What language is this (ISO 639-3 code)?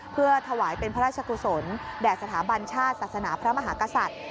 tha